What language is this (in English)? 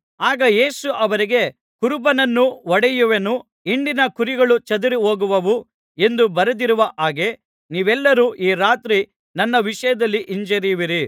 Kannada